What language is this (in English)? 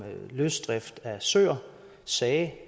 Danish